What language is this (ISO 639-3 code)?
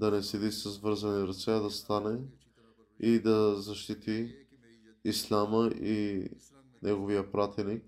bul